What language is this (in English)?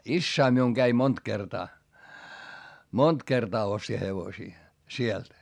Finnish